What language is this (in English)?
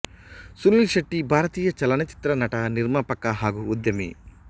Kannada